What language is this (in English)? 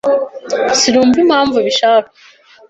Kinyarwanda